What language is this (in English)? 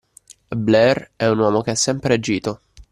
Italian